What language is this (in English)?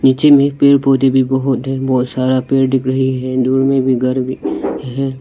Hindi